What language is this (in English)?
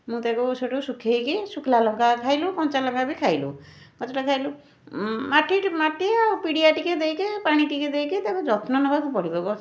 Odia